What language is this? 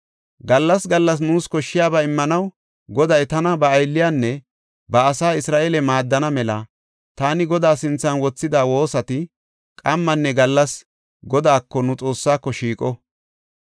Gofa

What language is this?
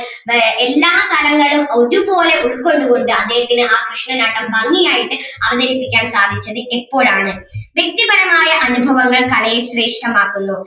Malayalam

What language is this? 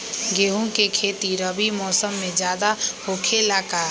Magahi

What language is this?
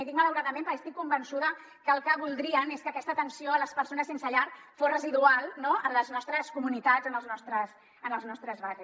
Catalan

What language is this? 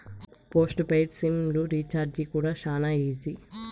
Telugu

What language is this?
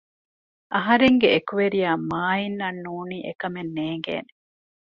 Divehi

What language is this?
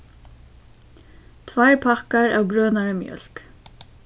Faroese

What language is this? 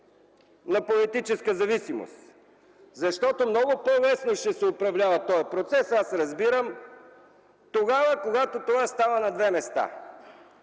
Bulgarian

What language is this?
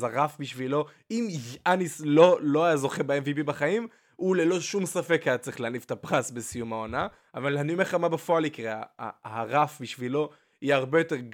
Hebrew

